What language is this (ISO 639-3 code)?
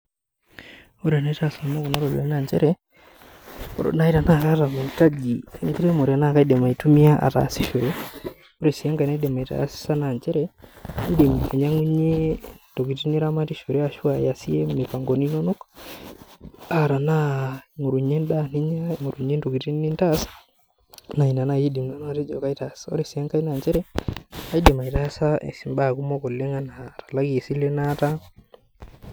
mas